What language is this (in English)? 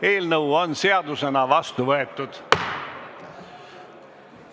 Estonian